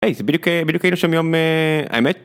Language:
Hebrew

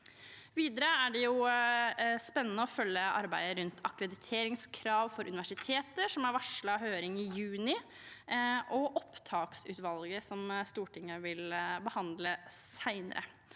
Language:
Norwegian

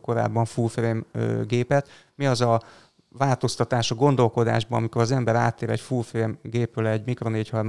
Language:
Hungarian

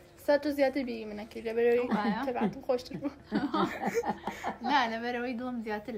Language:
Arabic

